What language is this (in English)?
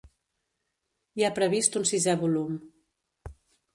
Catalan